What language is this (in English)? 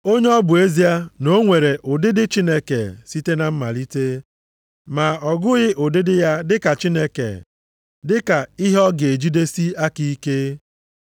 Igbo